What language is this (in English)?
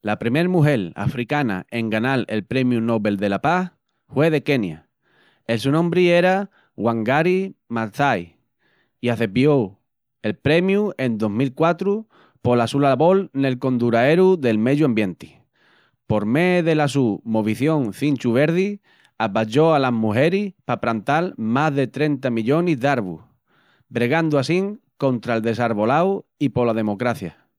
Extremaduran